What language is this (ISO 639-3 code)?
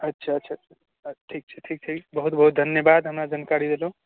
mai